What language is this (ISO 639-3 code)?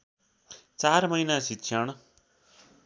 nep